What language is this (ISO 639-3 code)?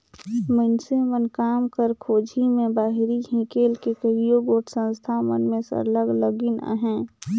hne